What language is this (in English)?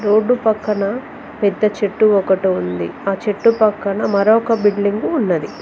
Telugu